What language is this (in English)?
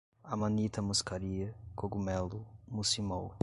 Portuguese